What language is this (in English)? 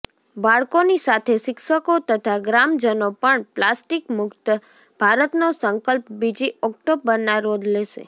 Gujarati